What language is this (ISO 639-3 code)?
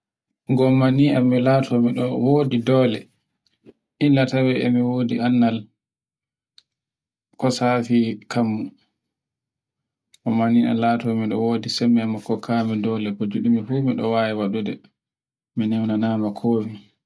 fue